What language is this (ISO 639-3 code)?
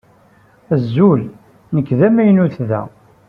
kab